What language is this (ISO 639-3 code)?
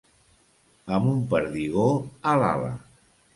cat